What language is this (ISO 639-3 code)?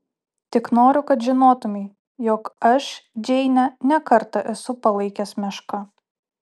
lit